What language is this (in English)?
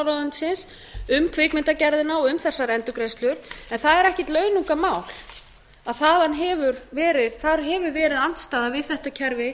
Icelandic